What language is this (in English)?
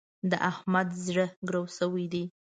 Pashto